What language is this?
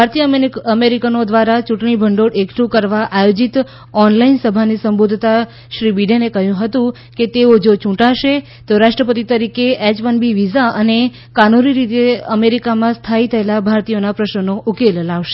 Gujarati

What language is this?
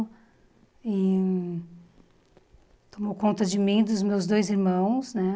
Portuguese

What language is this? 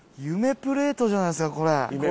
Japanese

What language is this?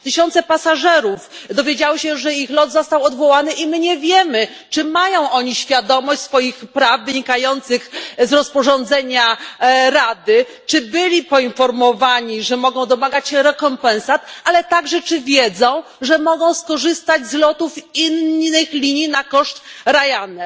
Polish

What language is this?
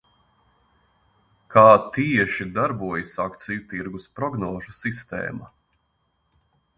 Latvian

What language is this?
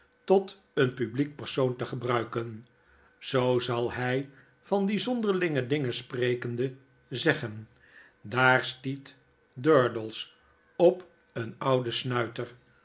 Dutch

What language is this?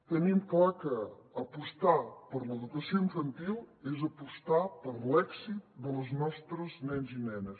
Catalan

